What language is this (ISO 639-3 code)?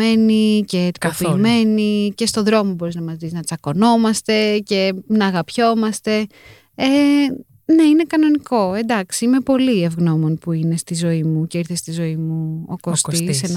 ell